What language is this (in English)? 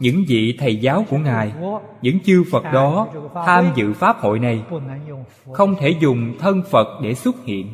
Vietnamese